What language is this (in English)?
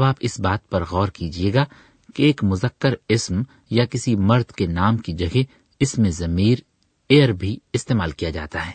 Urdu